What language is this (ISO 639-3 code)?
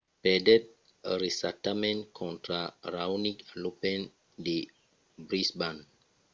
oci